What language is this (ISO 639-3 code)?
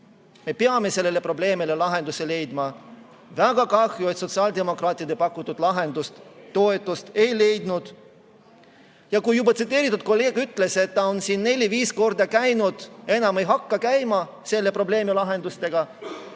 est